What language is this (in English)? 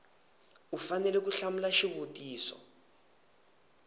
Tsonga